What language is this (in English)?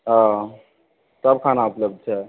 Maithili